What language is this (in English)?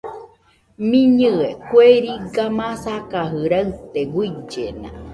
Nüpode Huitoto